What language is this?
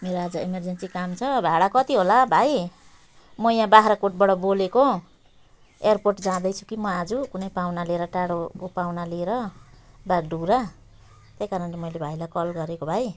Nepali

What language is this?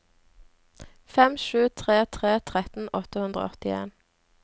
Norwegian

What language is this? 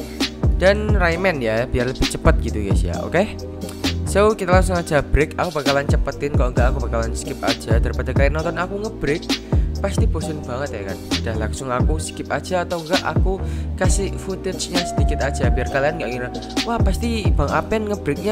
Indonesian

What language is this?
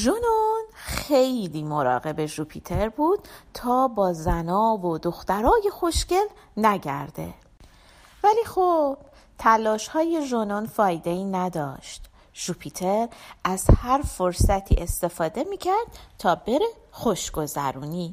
Persian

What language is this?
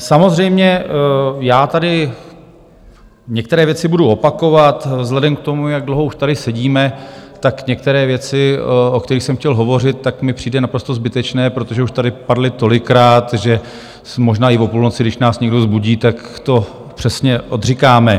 Czech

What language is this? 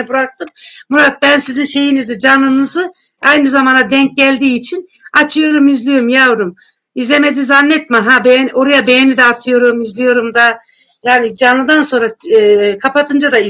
Turkish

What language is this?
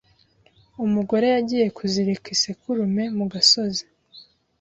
Kinyarwanda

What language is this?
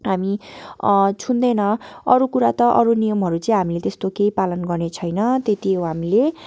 Nepali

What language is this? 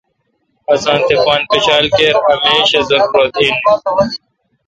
Kalkoti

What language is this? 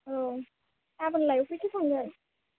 Bodo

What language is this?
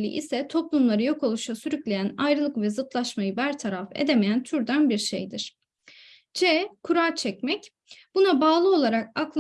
Turkish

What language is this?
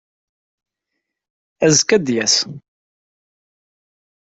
Kabyle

